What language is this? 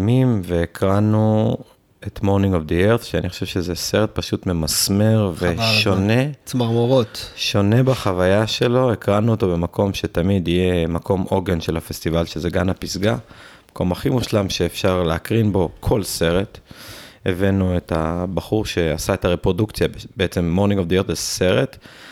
Hebrew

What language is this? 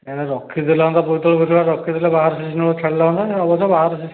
Odia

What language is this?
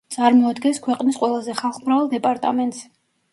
Georgian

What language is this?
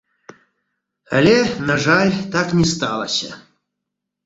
Belarusian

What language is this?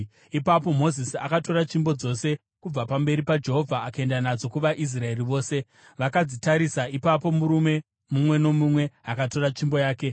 Shona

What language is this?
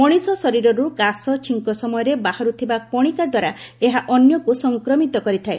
Odia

